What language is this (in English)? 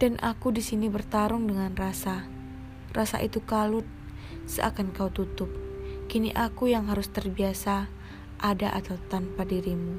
Indonesian